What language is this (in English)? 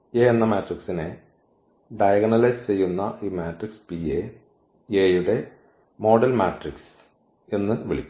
Malayalam